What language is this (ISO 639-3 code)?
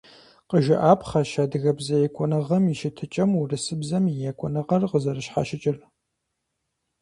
kbd